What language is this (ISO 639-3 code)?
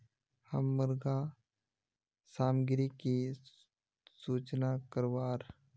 mag